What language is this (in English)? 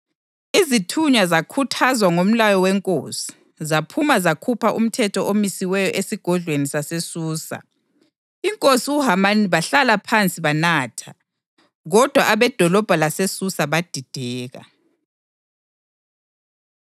North Ndebele